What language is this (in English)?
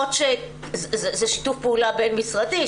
Hebrew